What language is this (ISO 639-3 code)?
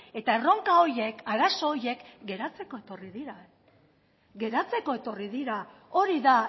eus